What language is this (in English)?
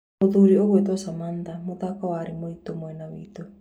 Kikuyu